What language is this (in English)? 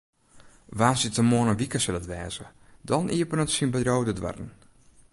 Western Frisian